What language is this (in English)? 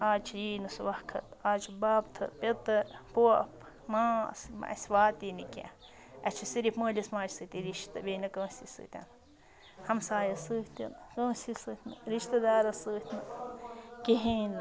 Kashmiri